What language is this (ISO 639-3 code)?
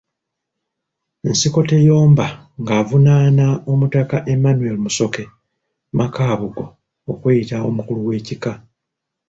lug